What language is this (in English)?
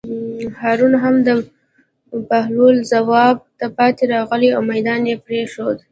Pashto